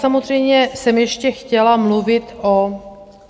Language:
Czech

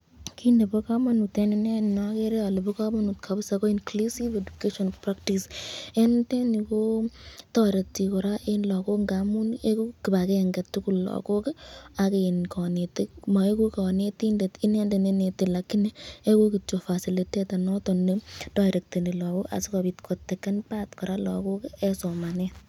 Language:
Kalenjin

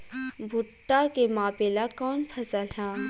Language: Bhojpuri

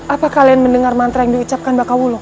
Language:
Indonesian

